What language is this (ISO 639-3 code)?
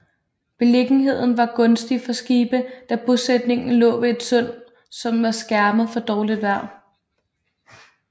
dan